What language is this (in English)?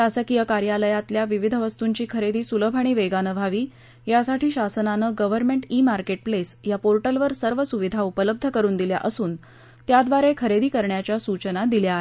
Marathi